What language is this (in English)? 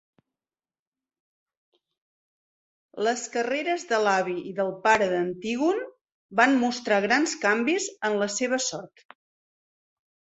Catalan